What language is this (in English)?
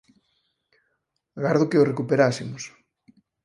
Galician